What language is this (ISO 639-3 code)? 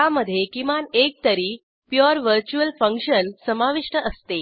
mar